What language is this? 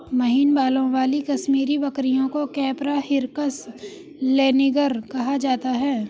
Hindi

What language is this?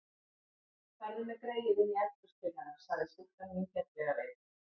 Icelandic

